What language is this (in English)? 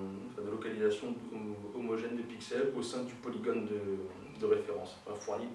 French